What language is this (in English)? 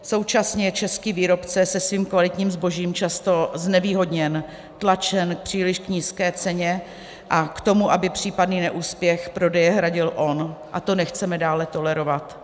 Czech